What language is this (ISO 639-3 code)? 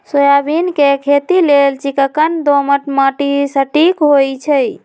mag